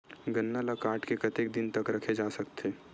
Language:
Chhattisgarhi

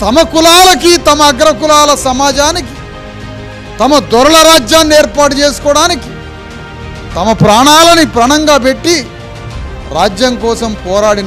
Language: Turkish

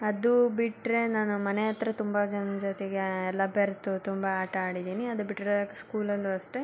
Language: Kannada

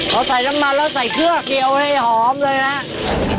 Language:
Thai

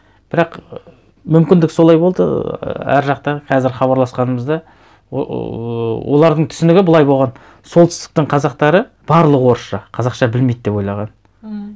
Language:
Kazakh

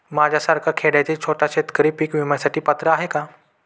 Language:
Marathi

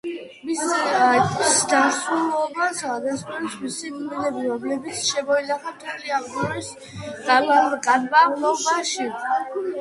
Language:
Georgian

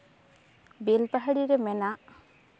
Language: Santali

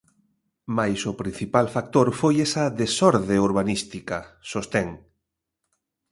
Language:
Galician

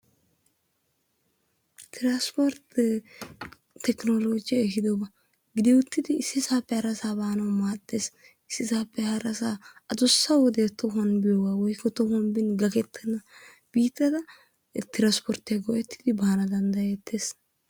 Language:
Wolaytta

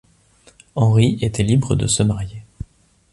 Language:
French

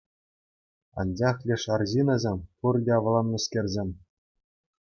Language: Chuvash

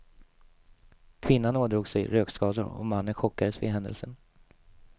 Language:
Swedish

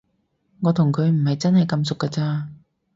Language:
Cantonese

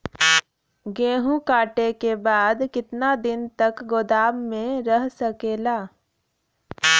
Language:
Bhojpuri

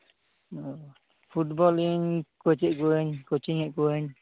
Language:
Santali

